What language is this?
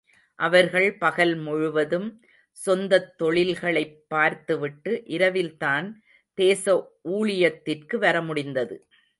Tamil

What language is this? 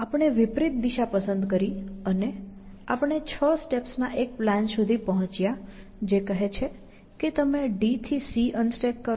Gujarati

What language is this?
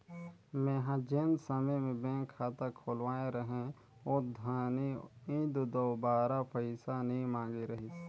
Chhattisgarhi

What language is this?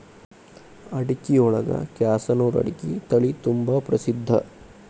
Kannada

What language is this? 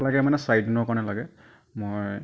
Assamese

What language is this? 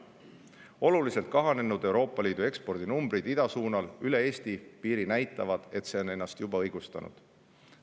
Estonian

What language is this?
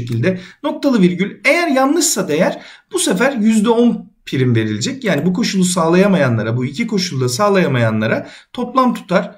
Turkish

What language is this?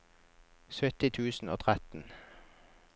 Norwegian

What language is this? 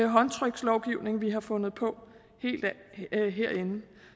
Danish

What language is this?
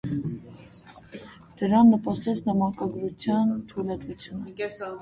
Armenian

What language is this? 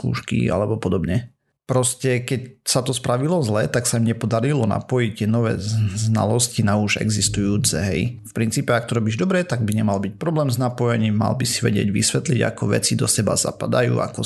Slovak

